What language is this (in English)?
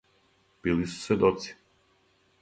Serbian